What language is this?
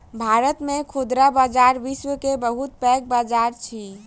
Maithili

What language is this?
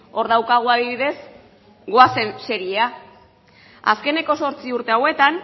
Basque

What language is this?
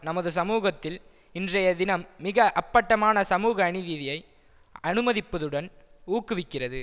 Tamil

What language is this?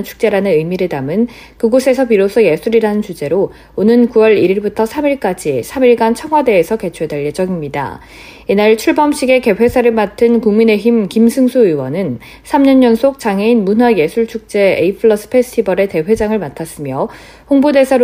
Korean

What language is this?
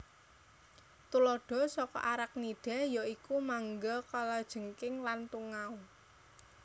Javanese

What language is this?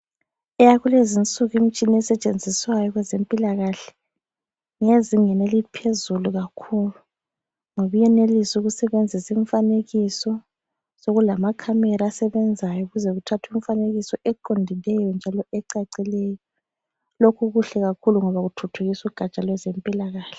North Ndebele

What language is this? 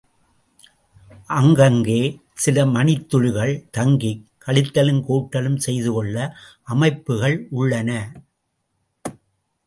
Tamil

